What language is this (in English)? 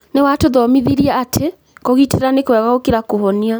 Kikuyu